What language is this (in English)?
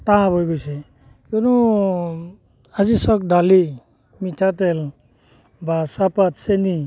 Assamese